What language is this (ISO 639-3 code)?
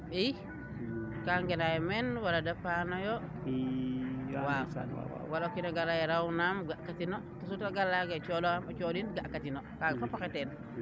srr